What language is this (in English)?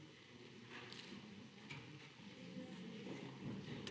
Slovenian